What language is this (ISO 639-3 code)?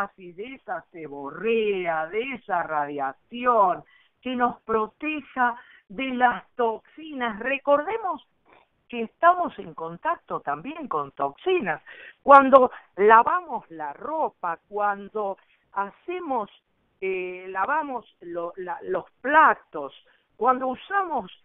spa